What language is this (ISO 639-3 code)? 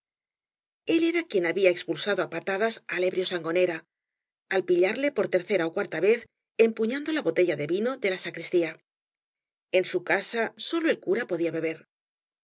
spa